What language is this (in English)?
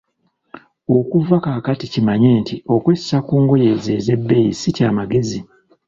Ganda